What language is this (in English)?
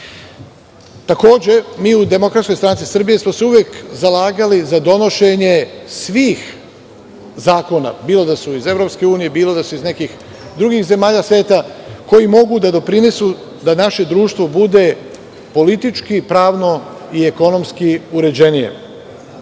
Serbian